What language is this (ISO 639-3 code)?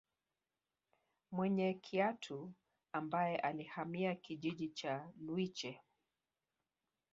swa